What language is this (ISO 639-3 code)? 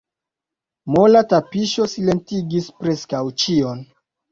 epo